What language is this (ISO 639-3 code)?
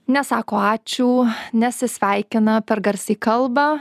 lit